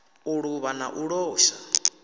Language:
Venda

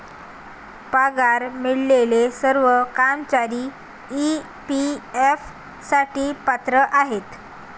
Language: Marathi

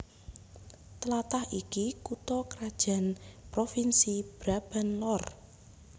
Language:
Javanese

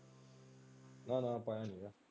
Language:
Punjabi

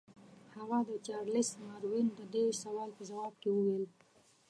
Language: Pashto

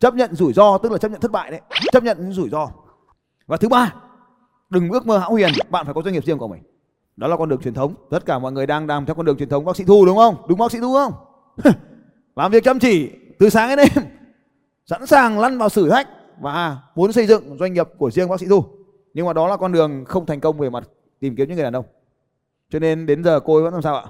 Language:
Vietnamese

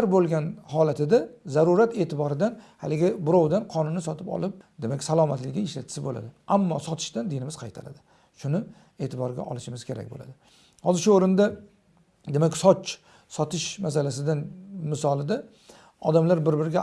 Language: Turkish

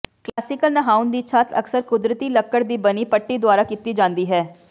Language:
Punjabi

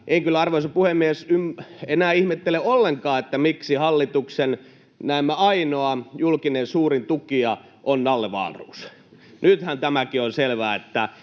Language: Finnish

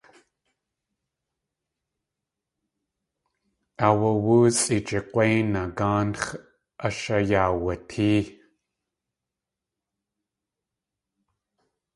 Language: Tlingit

